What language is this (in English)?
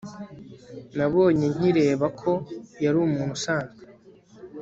Kinyarwanda